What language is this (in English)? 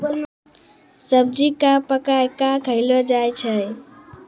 Maithili